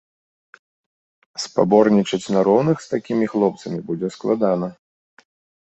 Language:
Belarusian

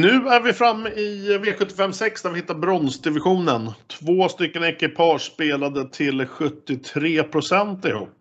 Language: Swedish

